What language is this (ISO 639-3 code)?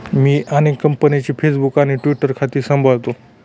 mar